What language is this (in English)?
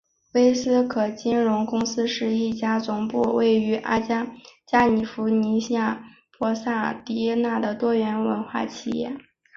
Chinese